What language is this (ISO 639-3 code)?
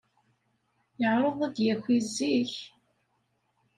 kab